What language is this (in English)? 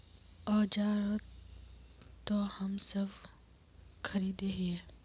Magahi